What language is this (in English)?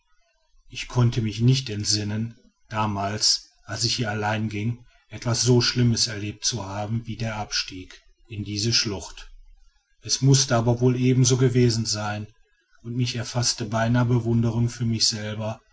German